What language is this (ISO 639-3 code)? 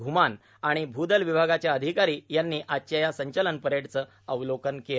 mar